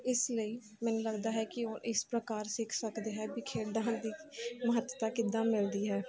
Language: Punjabi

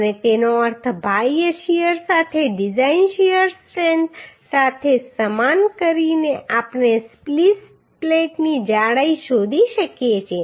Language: Gujarati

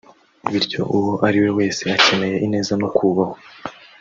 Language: Kinyarwanda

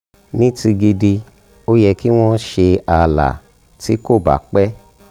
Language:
Yoruba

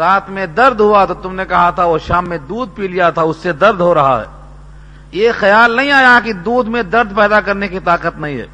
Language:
Urdu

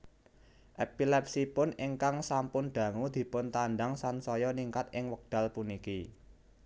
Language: Javanese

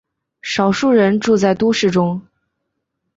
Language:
Chinese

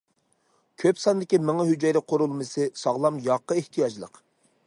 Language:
Uyghur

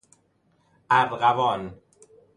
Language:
Persian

